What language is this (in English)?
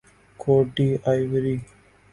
Urdu